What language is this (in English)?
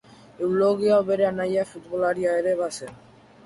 Basque